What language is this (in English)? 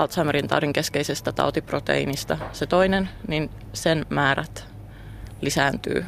Finnish